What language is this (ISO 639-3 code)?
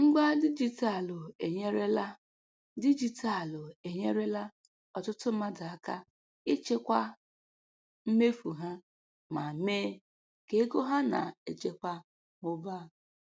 ibo